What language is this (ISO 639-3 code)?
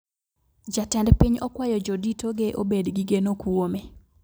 luo